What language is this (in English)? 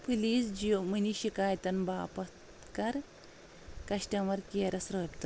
Kashmiri